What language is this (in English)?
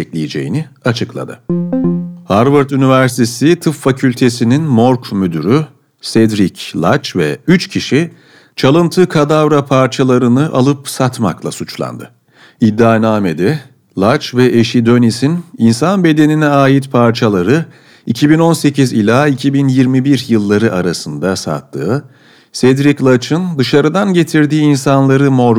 Turkish